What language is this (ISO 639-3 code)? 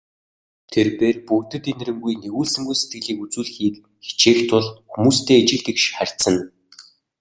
mon